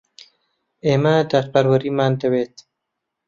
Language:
Central Kurdish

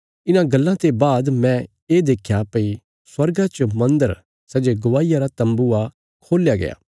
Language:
Bilaspuri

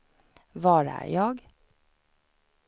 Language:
Swedish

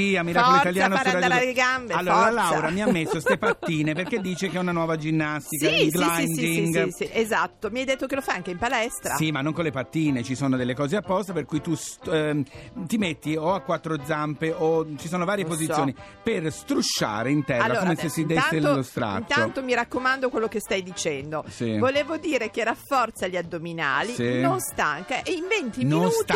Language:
Italian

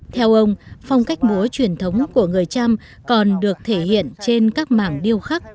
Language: Vietnamese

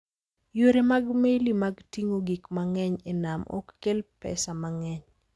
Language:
Luo (Kenya and Tanzania)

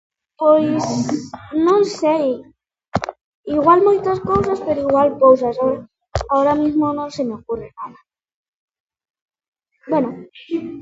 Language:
Galician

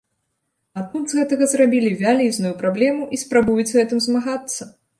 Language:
Belarusian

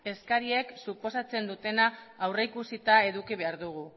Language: Basque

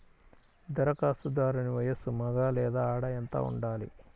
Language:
Telugu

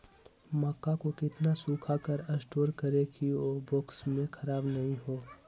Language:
Magahi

